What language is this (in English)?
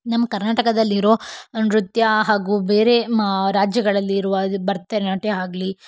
Kannada